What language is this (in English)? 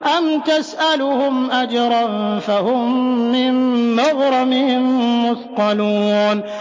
Arabic